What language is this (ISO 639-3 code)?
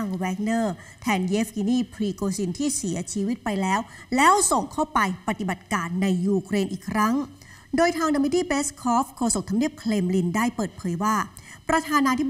tha